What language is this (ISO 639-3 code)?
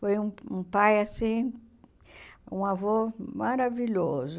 por